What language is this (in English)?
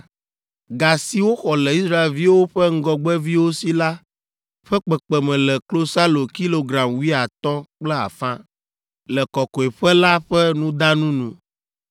Ewe